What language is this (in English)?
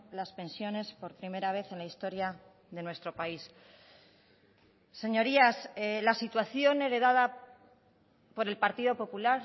Spanish